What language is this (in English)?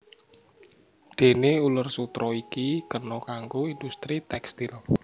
Javanese